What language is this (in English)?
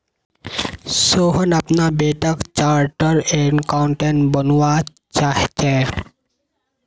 Magahi